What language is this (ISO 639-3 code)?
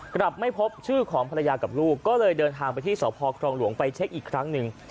tha